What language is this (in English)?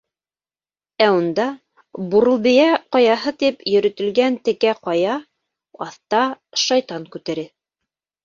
Bashkir